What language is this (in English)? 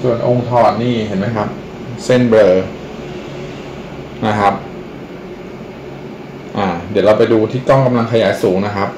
Thai